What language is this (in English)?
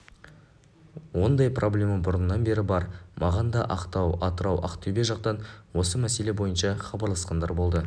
Kazakh